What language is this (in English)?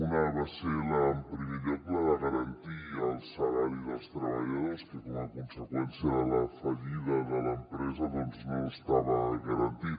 Catalan